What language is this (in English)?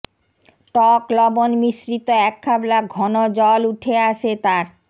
Bangla